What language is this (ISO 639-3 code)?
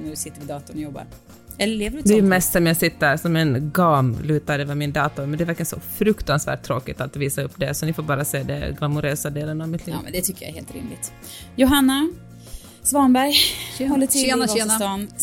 swe